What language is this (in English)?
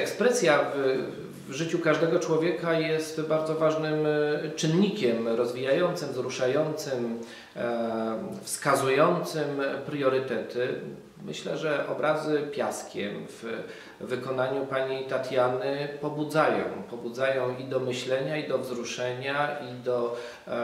Polish